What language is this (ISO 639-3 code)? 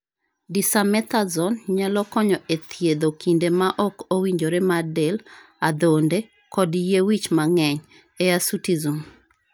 luo